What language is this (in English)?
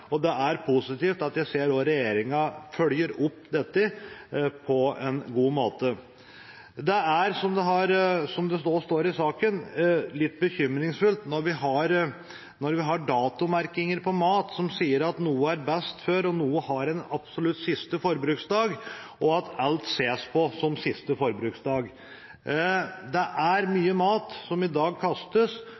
Norwegian Bokmål